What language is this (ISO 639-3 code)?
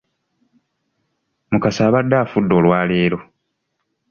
lug